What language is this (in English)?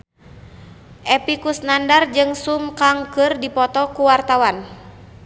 Sundanese